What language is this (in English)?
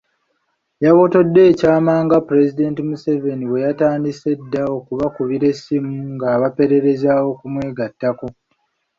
Ganda